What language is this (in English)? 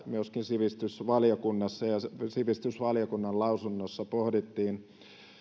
Finnish